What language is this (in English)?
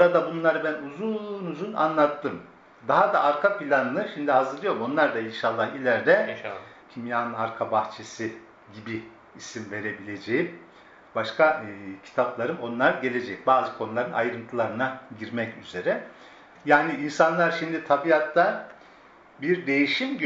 Turkish